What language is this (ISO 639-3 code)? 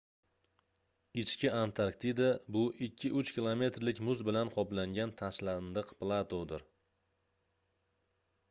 uzb